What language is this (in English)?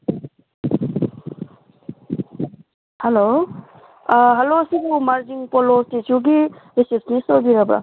Manipuri